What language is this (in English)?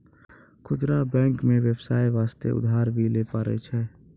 Maithili